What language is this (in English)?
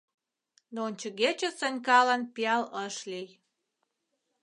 Mari